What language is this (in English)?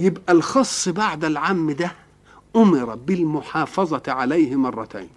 Arabic